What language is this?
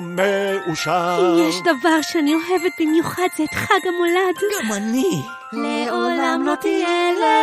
Hebrew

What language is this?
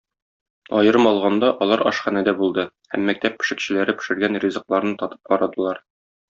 Tatar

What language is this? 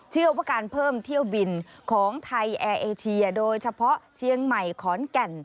Thai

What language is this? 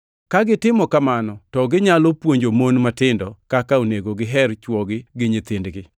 Luo (Kenya and Tanzania)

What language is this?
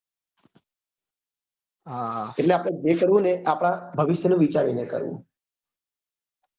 Gujarati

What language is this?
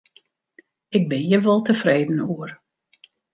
Western Frisian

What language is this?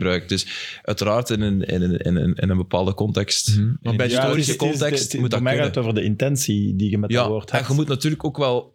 Dutch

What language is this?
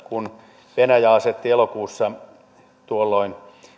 Finnish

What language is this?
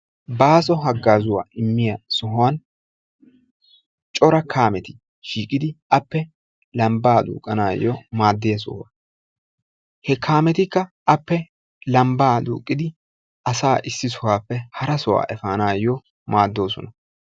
Wolaytta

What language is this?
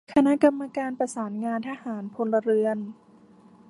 Thai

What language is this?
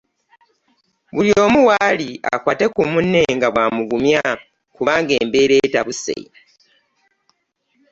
Ganda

